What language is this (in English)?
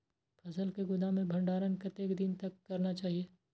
Maithili